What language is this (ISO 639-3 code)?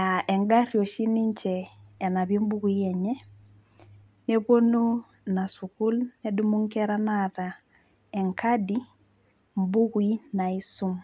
mas